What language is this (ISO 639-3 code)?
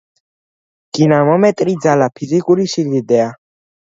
kat